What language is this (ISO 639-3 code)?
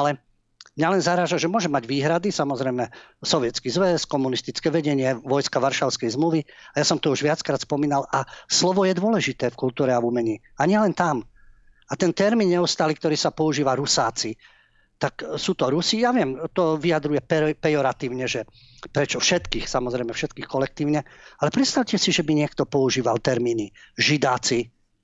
slk